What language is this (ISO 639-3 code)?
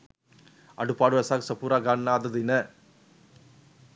sin